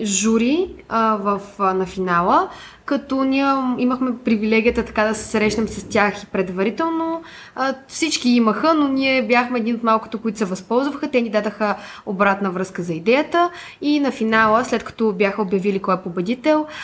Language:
Bulgarian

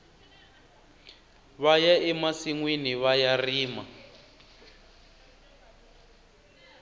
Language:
Tsonga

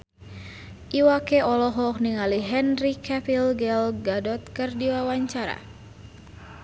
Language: Sundanese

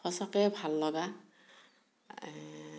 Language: Assamese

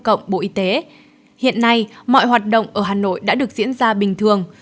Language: Vietnamese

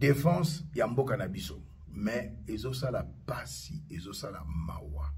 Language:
French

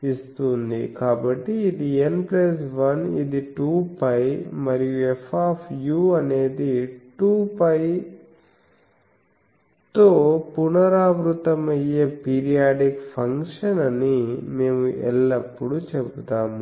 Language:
Telugu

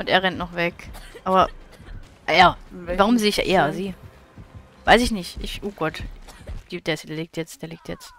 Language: German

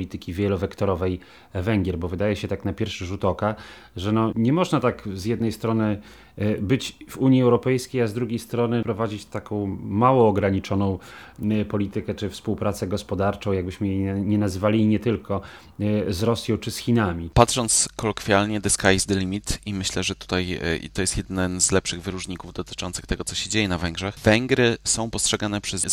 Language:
Polish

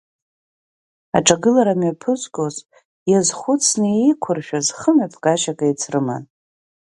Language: Abkhazian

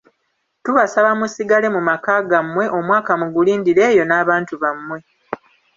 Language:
Ganda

